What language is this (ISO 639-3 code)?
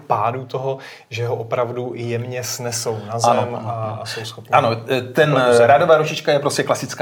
ces